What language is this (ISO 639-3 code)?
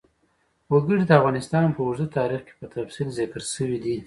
pus